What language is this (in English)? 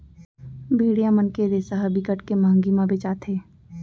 Chhattisgarhi